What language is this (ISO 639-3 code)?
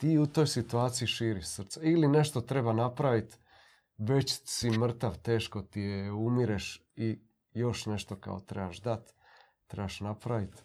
hrv